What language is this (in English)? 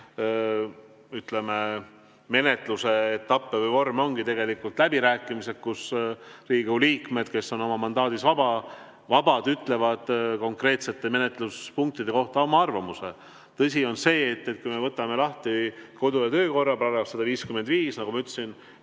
Estonian